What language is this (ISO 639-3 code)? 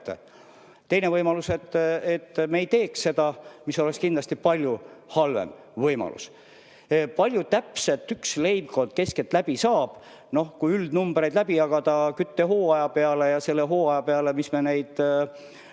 est